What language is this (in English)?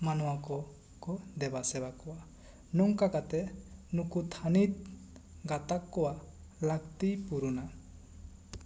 Santali